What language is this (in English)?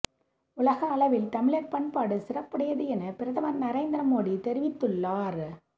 Tamil